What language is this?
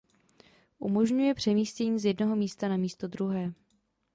Czech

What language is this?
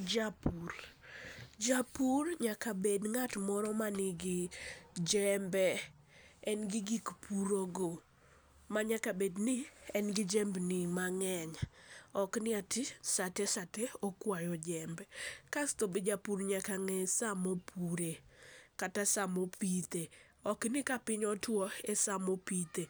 Luo (Kenya and Tanzania)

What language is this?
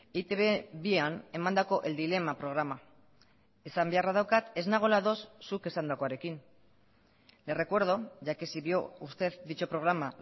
Basque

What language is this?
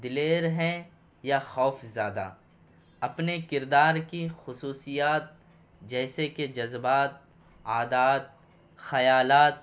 Urdu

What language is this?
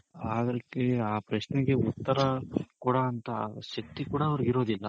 Kannada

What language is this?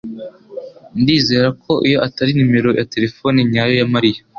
Kinyarwanda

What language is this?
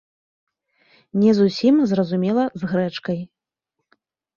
Belarusian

